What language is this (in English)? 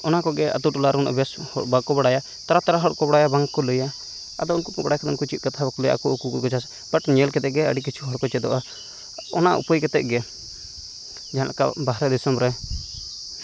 Santali